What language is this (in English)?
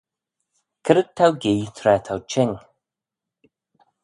Manx